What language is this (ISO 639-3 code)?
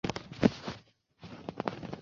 zho